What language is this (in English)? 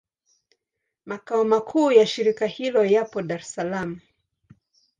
Swahili